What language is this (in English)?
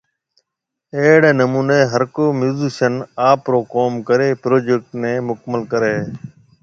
Marwari (Pakistan)